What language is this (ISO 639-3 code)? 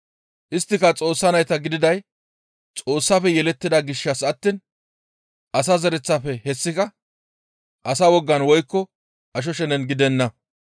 gmv